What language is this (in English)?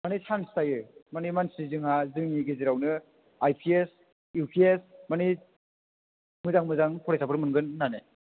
Bodo